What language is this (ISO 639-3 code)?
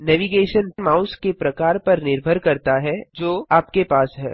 hin